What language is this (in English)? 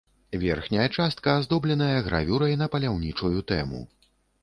Belarusian